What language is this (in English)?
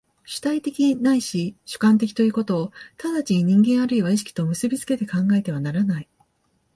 Japanese